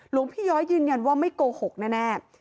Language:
Thai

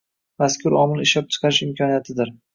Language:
Uzbek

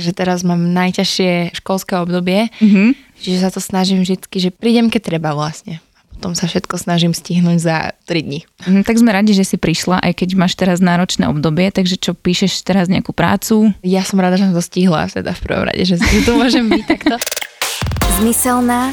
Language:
Slovak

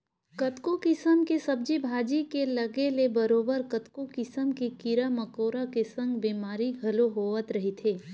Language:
Chhattisgarhi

